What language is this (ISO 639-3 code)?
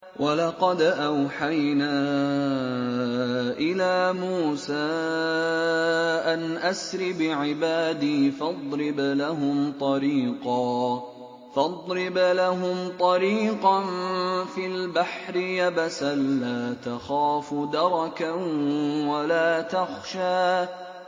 ara